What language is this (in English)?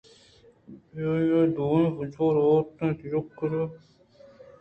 Eastern Balochi